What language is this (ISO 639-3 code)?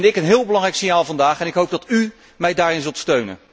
nld